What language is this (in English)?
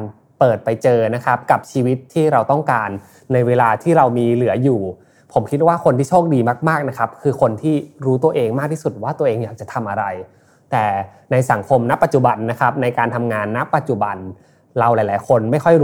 Thai